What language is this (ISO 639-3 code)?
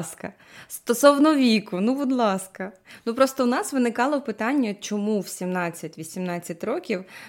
ukr